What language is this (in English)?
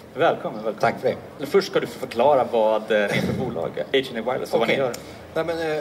Swedish